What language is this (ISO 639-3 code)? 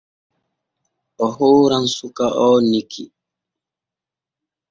fue